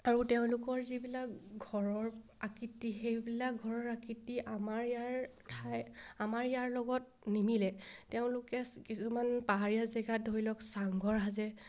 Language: Assamese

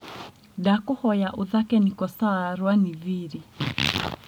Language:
Kikuyu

